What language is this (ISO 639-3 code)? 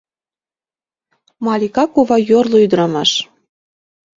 chm